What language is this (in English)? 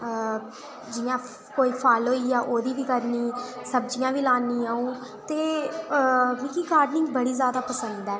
Dogri